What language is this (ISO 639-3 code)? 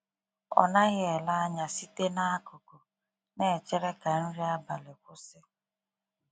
ibo